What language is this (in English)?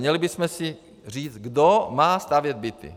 Czech